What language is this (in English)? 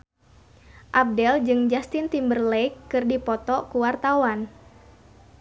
Sundanese